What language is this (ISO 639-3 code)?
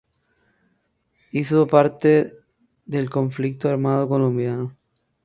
spa